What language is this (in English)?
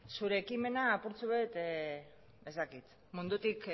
Basque